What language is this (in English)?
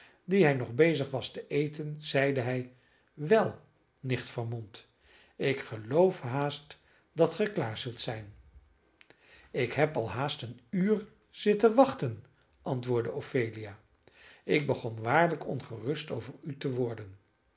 Dutch